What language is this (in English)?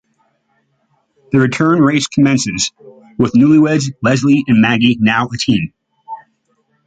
English